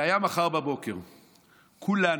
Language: Hebrew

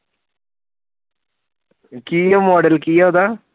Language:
Punjabi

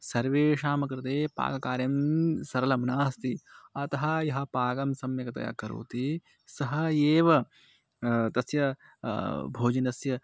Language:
Sanskrit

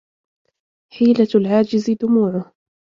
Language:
Arabic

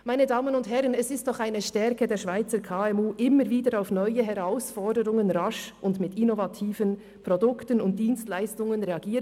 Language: Swiss German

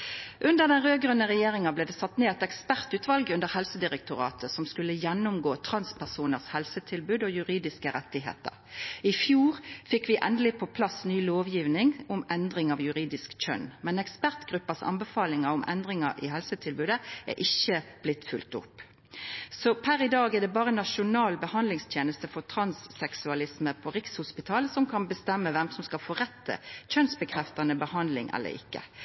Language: Norwegian Nynorsk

